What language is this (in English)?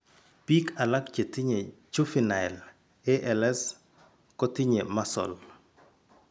Kalenjin